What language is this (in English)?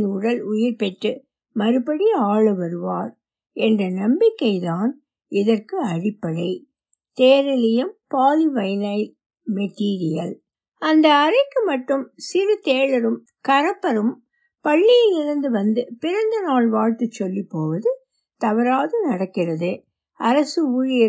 Tamil